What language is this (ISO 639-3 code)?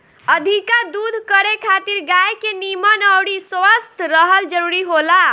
bho